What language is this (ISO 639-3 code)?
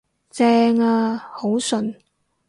yue